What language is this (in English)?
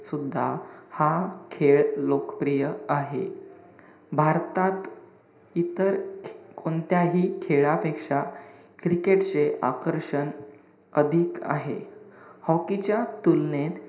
Marathi